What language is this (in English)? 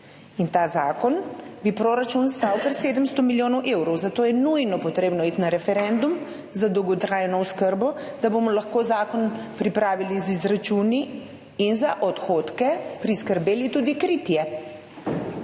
Slovenian